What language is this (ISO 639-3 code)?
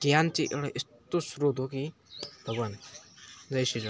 nep